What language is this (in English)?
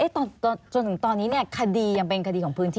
Thai